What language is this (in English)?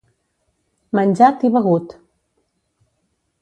Catalan